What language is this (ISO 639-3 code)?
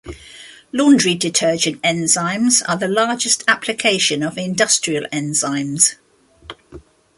eng